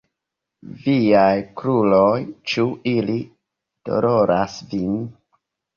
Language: Esperanto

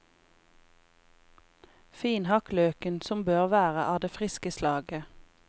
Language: Norwegian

